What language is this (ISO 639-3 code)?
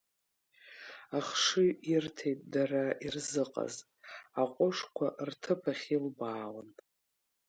abk